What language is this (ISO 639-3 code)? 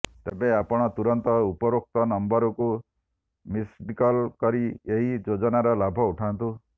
ori